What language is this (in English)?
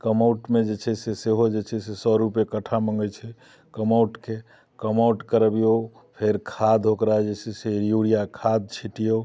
Maithili